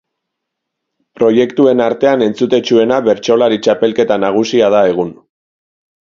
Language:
Basque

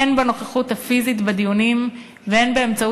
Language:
Hebrew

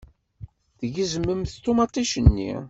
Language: Kabyle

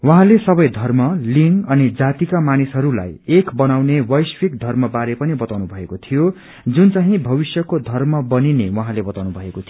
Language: Nepali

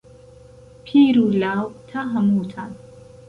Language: Central Kurdish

